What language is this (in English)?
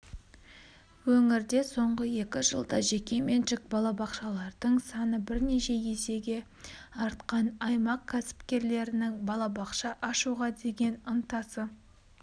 Kazakh